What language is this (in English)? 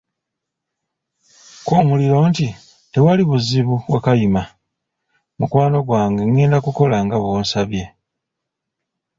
Ganda